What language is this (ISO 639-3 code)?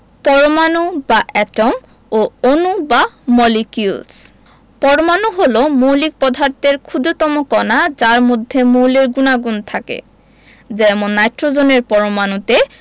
ben